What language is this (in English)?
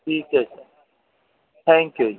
Punjabi